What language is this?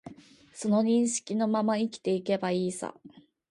Japanese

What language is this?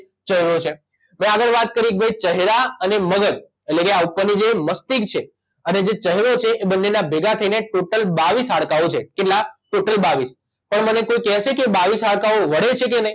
Gujarati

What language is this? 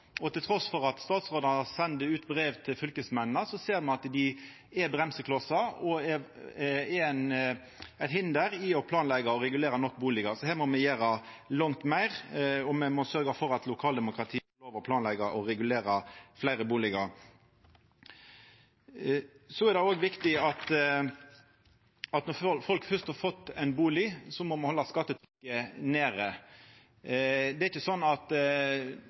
Norwegian Nynorsk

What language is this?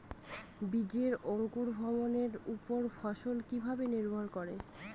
Bangla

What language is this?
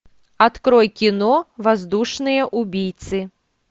Russian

